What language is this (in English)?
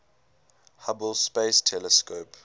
English